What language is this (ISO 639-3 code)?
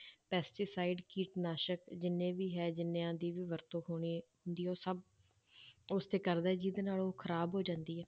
pan